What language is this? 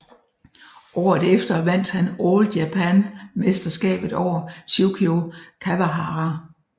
Danish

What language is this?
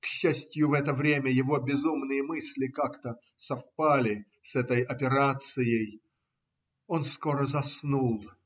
Russian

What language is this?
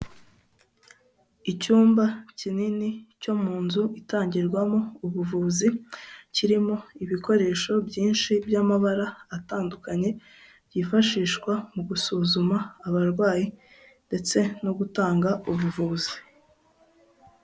Kinyarwanda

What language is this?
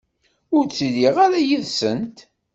Kabyle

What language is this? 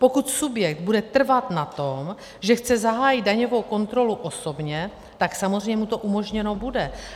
Czech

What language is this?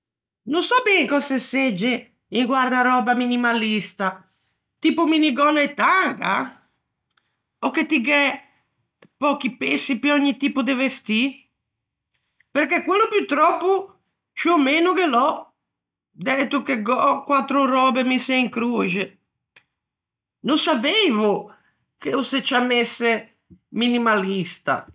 Ligurian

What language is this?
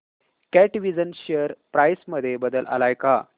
Marathi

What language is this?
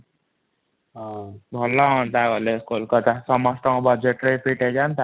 Odia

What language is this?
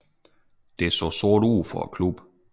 Danish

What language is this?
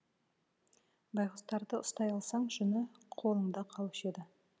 Kazakh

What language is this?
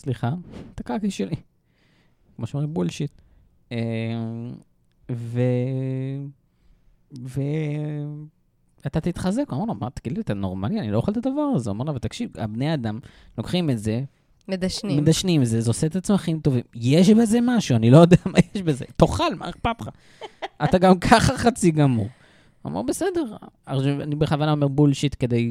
Hebrew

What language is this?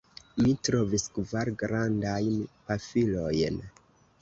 Esperanto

